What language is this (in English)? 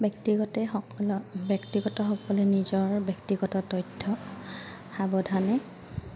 Assamese